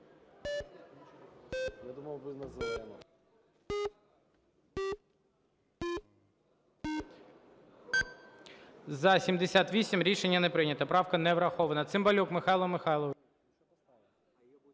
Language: Ukrainian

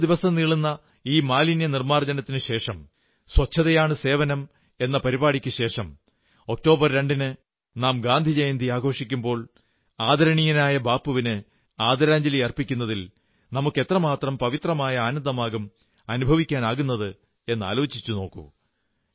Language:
Malayalam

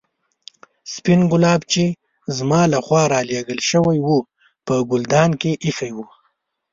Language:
Pashto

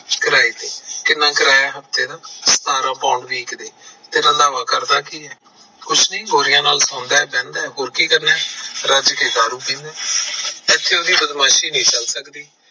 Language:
Punjabi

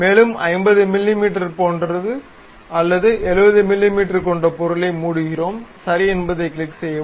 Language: Tamil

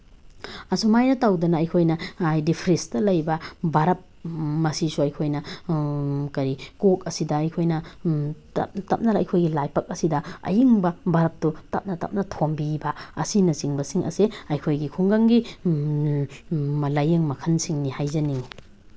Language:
Manipuri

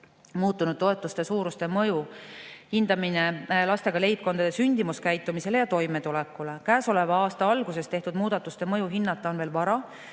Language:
Estonian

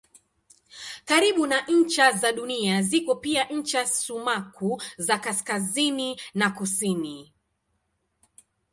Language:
Swahili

